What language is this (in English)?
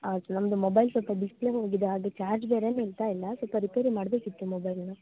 Kannada